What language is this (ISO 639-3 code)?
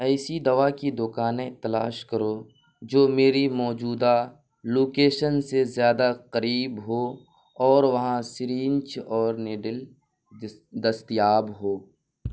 urd